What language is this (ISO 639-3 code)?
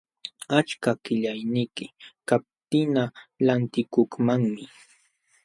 qxw